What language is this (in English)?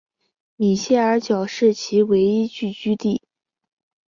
Chinese